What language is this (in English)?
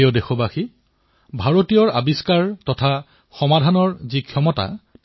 Assamese